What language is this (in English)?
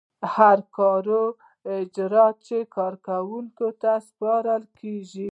Pashto